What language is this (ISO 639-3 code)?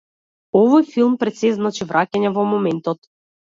mkd